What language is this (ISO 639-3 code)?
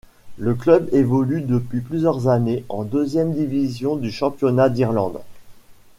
fra